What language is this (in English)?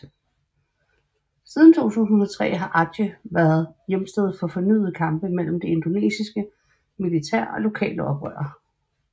Danish